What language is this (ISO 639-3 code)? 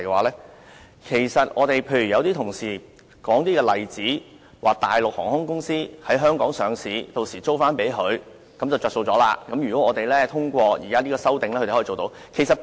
yue